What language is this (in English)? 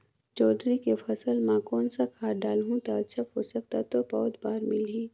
Chhattisgarhi